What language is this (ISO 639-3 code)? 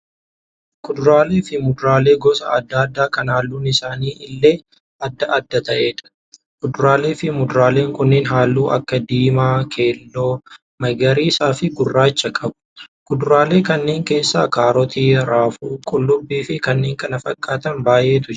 orm